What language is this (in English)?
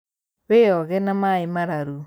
Kikuyu